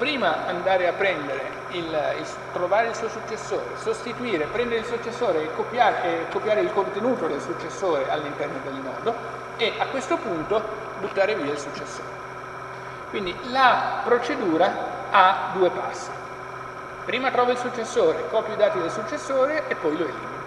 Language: Italian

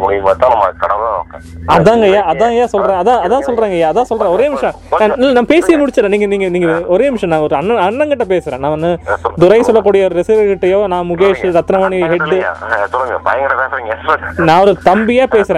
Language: Tamil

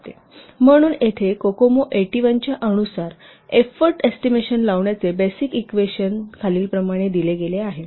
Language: Marathi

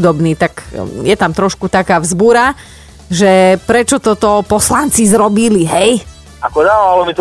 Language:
Slovak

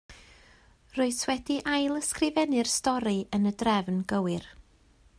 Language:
Welsh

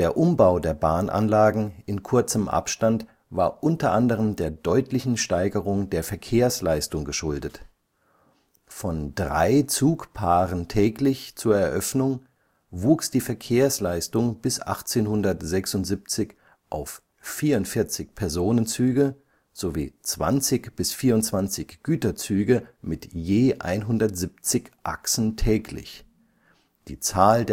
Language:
German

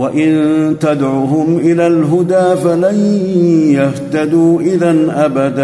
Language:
Arabic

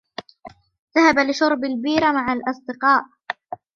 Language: Arabic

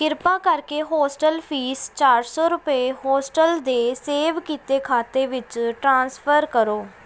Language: Punjabi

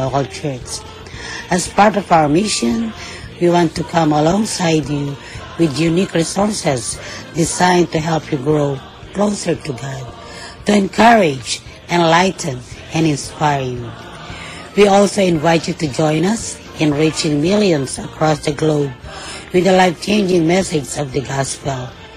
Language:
Filipino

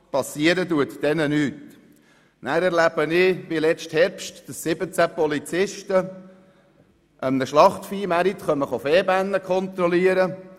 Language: Swiss German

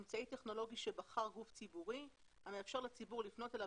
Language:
Hebrew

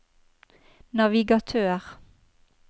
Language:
Norwegian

